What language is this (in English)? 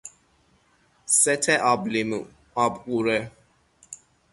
Persian